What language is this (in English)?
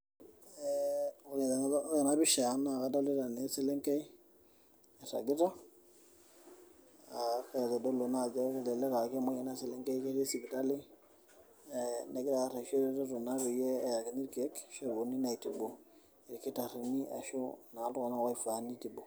Masai